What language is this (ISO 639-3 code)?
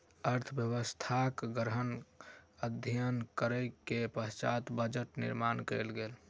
mai